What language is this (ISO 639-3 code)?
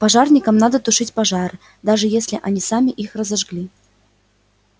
rus